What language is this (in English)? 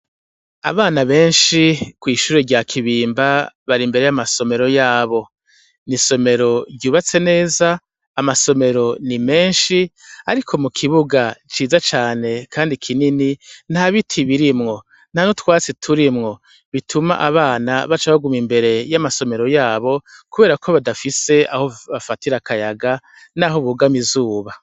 Rundi